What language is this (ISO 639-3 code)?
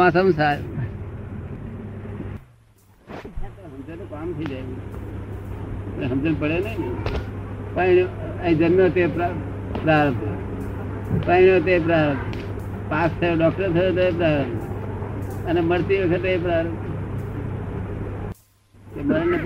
guj